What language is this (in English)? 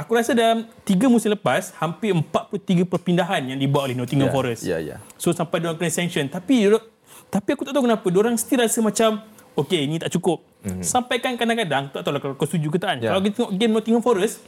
Malay